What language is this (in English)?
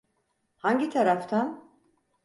Turkish